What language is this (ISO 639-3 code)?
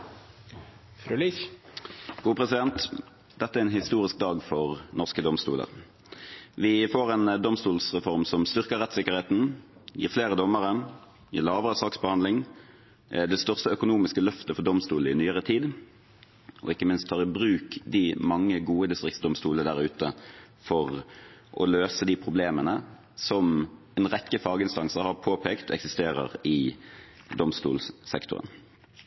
nor